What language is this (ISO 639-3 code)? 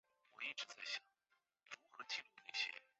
zho